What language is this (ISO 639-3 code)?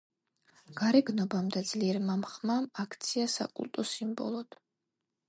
kat